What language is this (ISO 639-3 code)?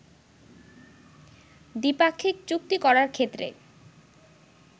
ben